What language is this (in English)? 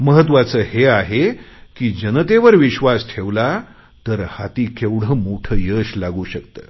Marathi